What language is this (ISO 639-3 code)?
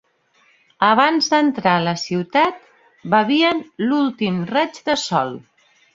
cat